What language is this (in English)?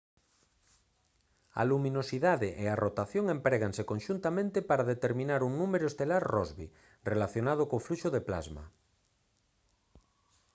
Galician